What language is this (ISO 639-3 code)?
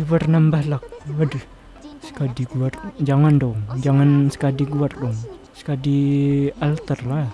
ind